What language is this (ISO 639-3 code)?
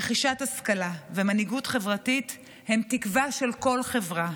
heb